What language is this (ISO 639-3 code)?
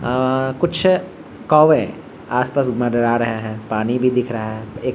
hin